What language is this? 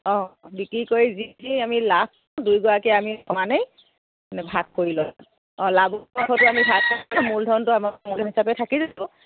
Assamese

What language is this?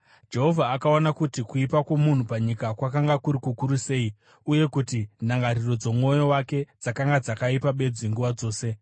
Shona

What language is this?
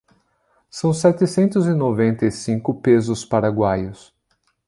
Portuguese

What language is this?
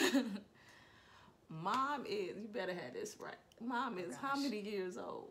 English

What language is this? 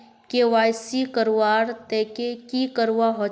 Magahi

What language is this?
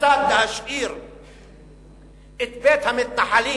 Hebrew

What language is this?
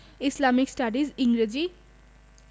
Bangla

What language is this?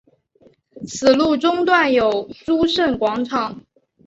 Chinese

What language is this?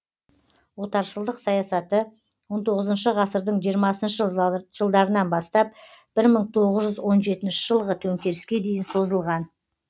Kazakh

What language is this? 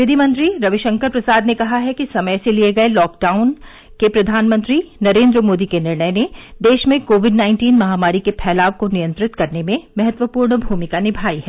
Hindi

